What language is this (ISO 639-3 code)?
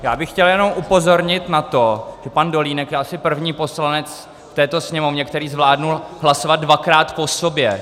ces